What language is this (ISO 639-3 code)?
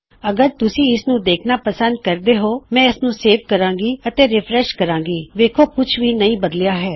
pan